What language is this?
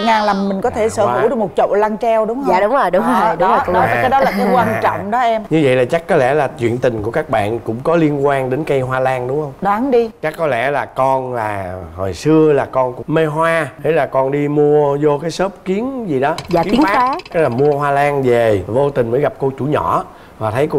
Vietnamese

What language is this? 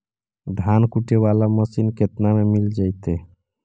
Magahi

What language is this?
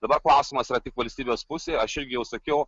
Lithuanian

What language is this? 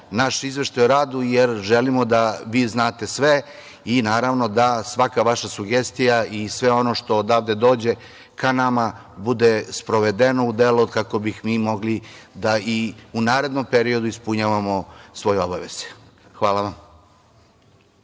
Serbian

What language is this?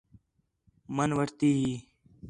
Khetrani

